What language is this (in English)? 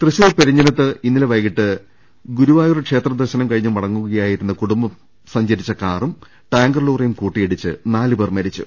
Malayalam